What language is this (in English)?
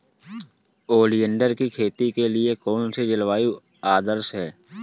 Hindi